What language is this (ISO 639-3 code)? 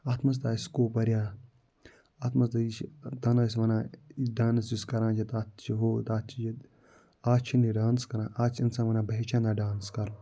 kas